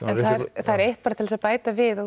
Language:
Icelandic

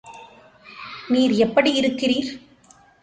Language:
Tamil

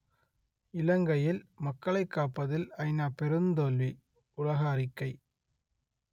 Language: Tamil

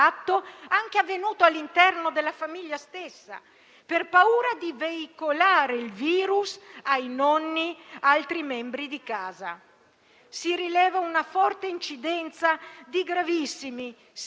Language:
Italian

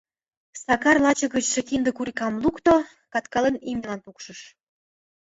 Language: Mari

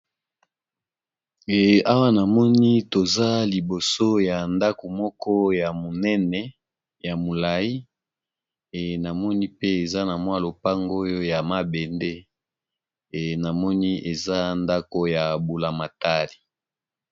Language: Lingala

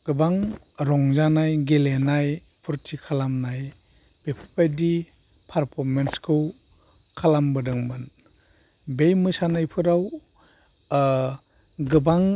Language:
Bodo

